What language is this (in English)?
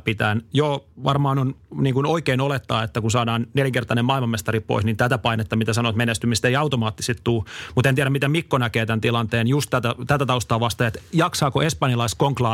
Finnish